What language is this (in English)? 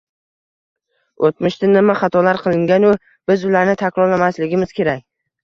Uzbek